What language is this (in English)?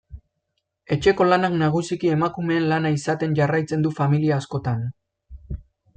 Basque